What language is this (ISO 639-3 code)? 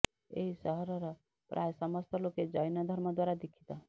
ori